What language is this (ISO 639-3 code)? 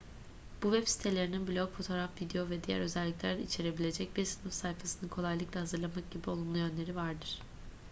tur